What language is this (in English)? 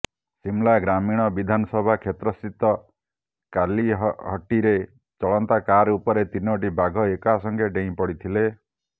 Odia